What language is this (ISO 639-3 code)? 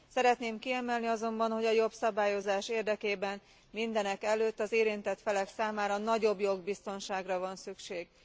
hun